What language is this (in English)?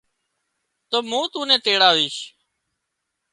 Wadiyara Koli